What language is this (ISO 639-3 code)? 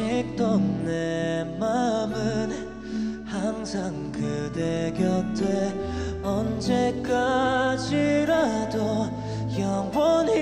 kor